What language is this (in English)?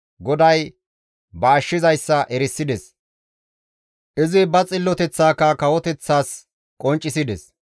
Gamo